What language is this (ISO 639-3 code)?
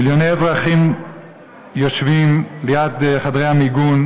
heb